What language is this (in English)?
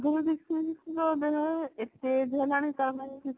Odia